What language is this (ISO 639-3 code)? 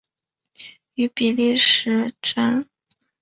zho